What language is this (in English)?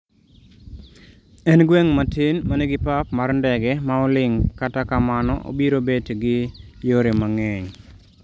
Luo (Kenya and Tanzania)